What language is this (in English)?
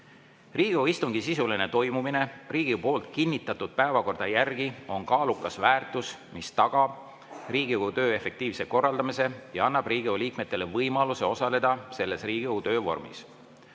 Estonian